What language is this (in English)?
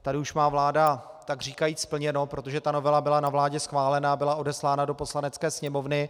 Czech